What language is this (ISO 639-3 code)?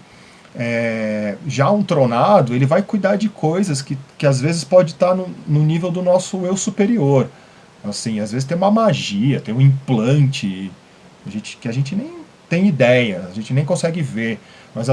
por